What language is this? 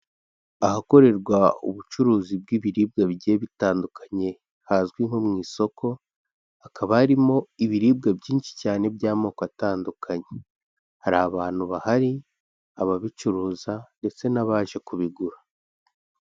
Kinyarwanda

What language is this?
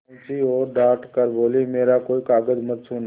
Hindi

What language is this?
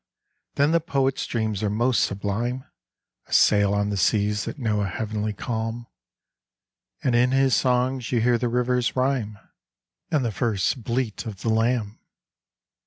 English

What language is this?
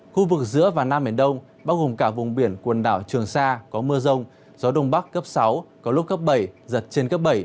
Vietnamese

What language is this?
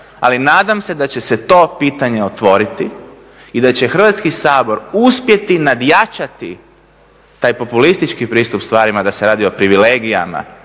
Croatian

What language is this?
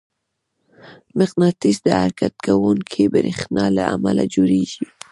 Pashto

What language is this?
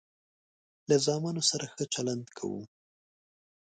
Pashto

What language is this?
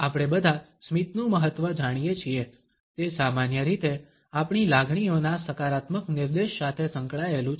Gujarati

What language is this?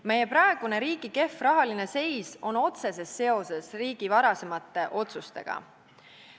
Estonian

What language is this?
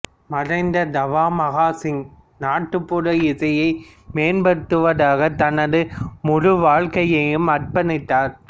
Tamil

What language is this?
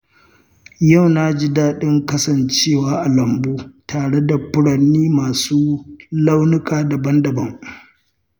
Hausa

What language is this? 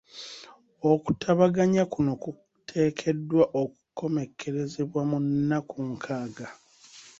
Ganda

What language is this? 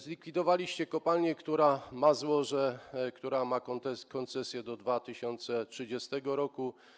Polish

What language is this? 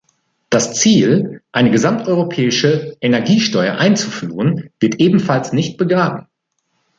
German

